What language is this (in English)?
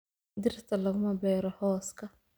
Somali